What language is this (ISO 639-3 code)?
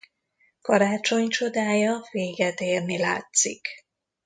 hun